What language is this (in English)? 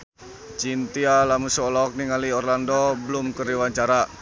Sundanese